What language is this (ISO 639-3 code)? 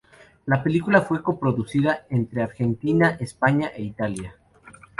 spa